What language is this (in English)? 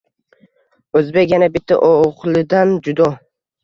Uzbek